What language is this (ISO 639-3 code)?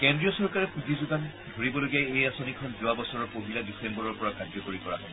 asm